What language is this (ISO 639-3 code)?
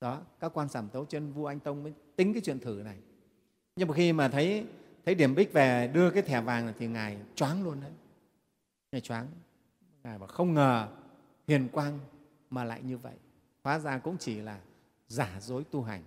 vie